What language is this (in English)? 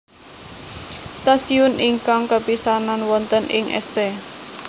Javanese